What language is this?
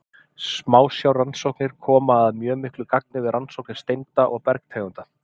Icelandic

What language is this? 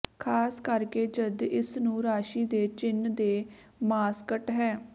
Punjabi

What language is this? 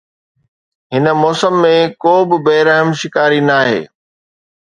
Sindhi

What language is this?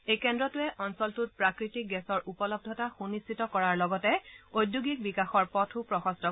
Assamese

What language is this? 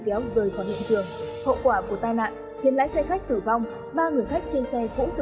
Vietnamese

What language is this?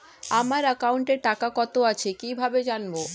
Bangla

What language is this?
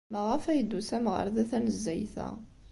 Kabyle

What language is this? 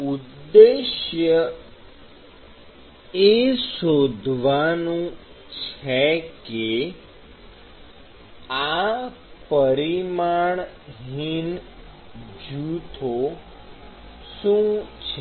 Gujarati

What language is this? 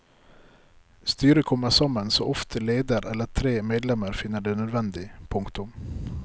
Norwegian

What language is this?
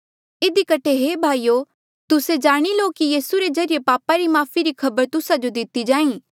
Mandeali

